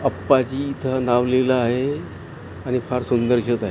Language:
Marathi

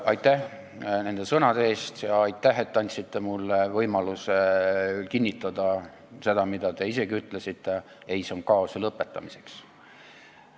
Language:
Estonian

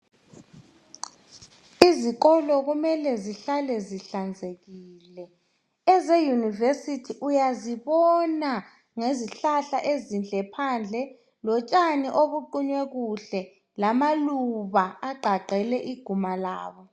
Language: North Ndebele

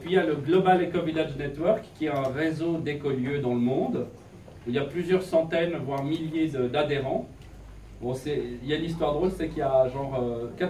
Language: French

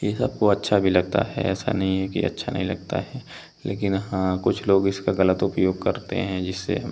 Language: Hindi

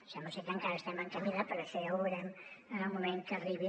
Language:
Catalan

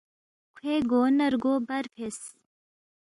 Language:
Balti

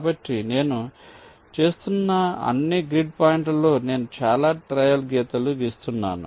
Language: Telugu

